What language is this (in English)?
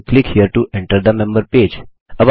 Hindi